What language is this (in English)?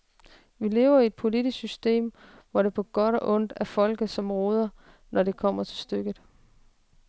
Danish